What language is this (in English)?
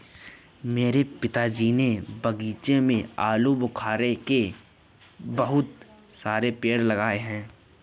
Hindi